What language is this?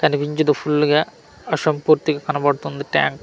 Telugu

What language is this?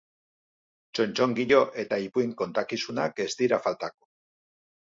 Basque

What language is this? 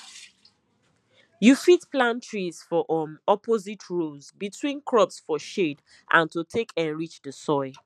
Nigerian Pidgin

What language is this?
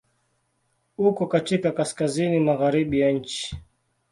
Swahili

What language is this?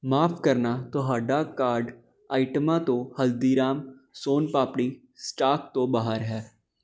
Punjabi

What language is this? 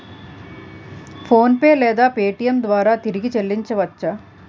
Telugu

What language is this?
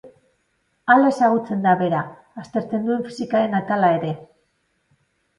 Basque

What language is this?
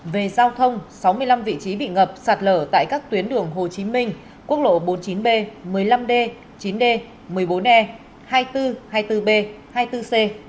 Vietnamese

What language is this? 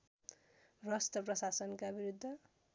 Nepali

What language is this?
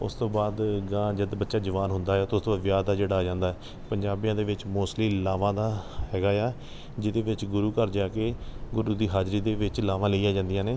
Punjabi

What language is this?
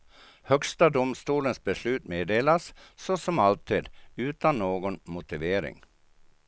Swedish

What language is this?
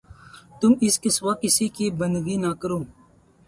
Urdu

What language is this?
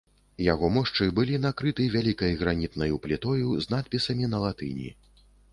Belarusian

